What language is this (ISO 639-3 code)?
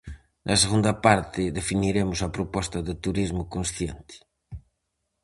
glg